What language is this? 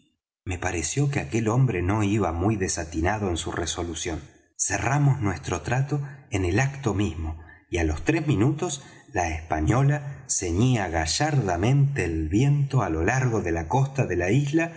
Spanish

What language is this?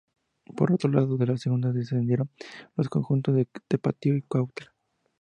Spanish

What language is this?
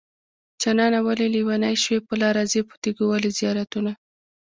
Pashto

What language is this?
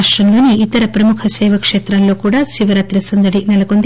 Telugu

